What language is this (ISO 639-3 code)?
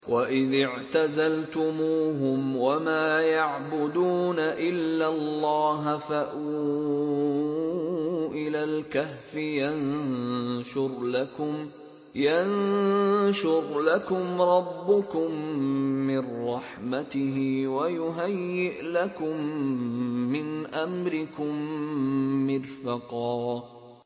ara